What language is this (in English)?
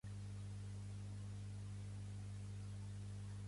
Catalan